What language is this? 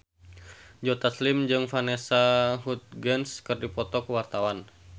Sundanese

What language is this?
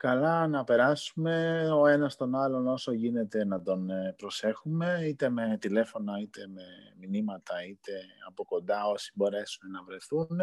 Greek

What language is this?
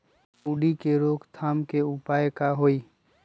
Magahi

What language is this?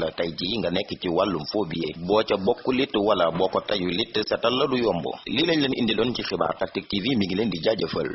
Indonesian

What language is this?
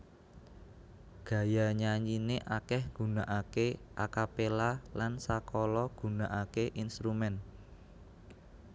Javanese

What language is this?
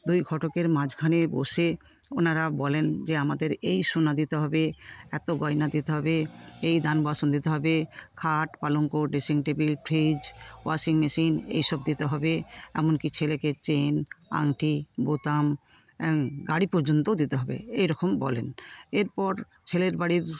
Bangla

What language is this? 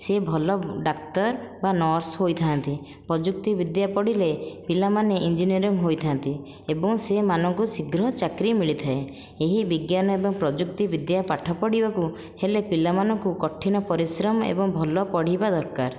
Odia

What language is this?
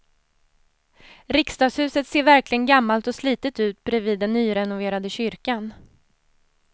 Swedish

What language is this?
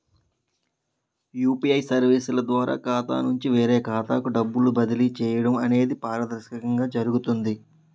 Telugu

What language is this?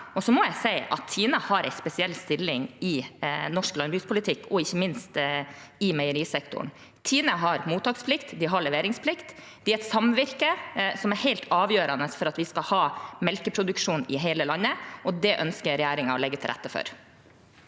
Norwegian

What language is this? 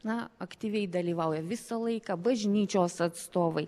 Lithuanian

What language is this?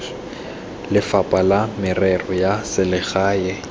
Tswana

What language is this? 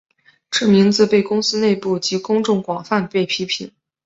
Chinese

